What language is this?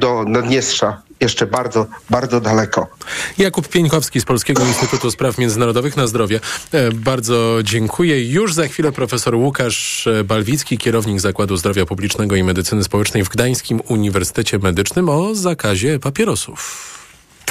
Polish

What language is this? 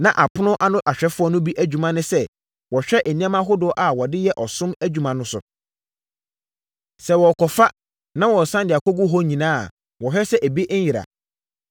Akan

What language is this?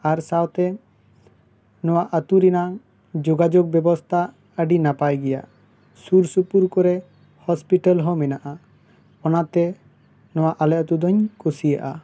Santali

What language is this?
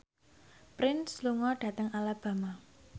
Javanese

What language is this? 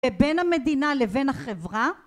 Hebrew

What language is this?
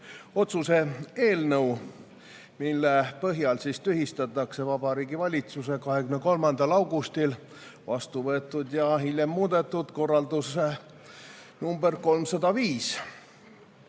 Estonian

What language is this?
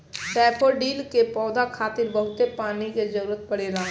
Bhojpuri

